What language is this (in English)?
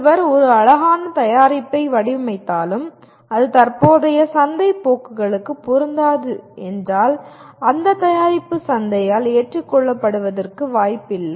Tamil